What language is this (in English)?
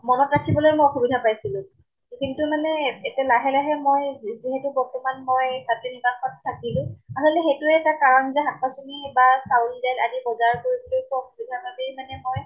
Assamese